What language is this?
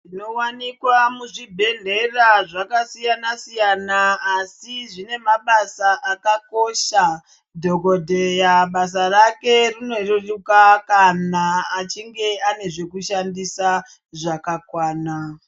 Ndau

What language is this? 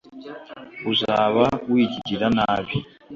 Kinyarwanda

